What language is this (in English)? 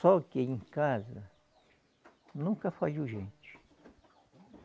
Portuguese